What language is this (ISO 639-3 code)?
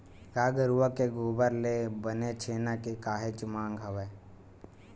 hne